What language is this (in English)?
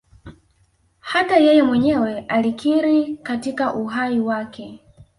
Swahili